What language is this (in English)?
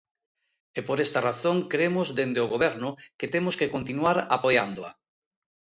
Galician